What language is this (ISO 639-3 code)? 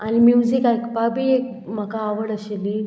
kok